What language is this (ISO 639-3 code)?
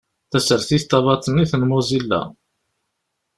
kab